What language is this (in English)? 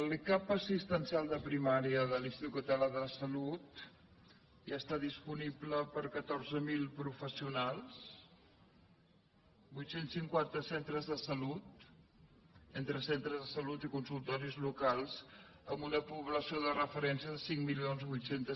Catalan